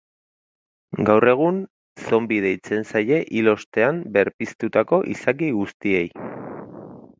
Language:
Basque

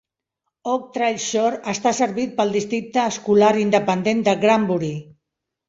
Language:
Catalan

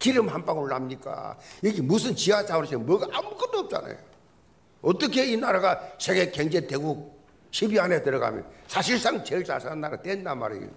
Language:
Korean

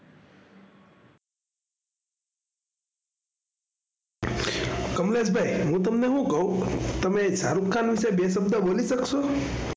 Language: Gujarati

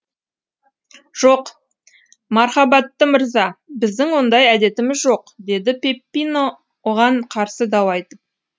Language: Kazakh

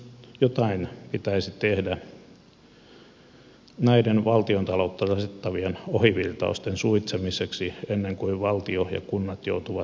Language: Finnish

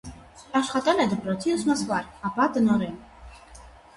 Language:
Armenian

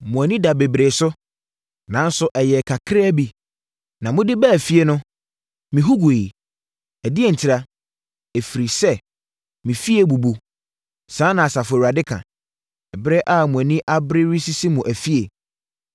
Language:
Akan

